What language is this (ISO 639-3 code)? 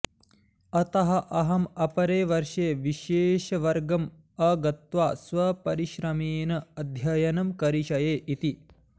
san